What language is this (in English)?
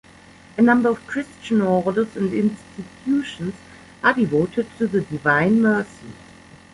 English